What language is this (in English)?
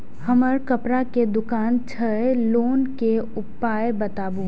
Maithili